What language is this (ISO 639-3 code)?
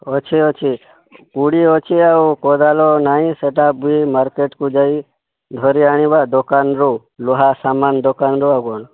ori